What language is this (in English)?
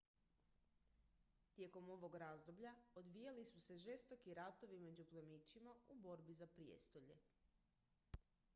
Croatian